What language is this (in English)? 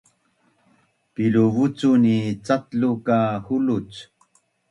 Bunun